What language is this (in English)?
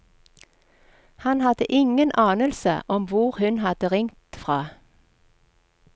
Norwegian